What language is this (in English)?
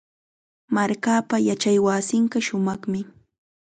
Chiquián Ancash Quechua